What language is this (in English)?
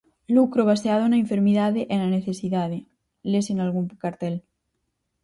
Galician